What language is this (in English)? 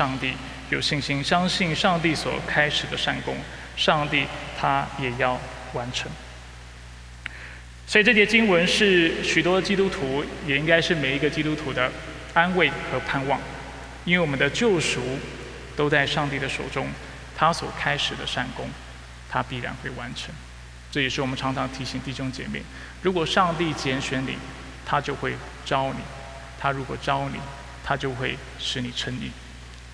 Chinese